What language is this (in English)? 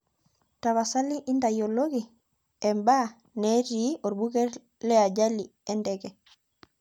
Masai